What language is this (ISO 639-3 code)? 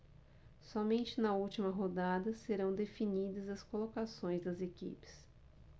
por